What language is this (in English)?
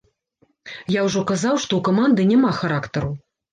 Belarusian